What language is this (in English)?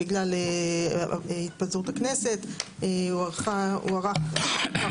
Hebrew